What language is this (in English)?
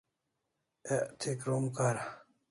Kalasha